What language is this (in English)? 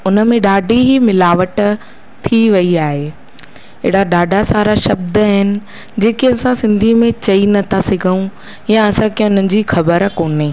Sindhi